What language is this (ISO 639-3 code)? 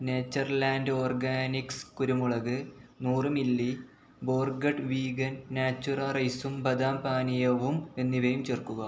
mal